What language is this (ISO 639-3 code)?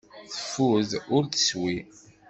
kab